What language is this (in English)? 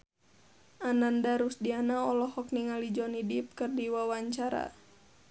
Sundanese